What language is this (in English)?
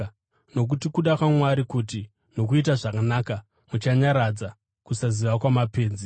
Shona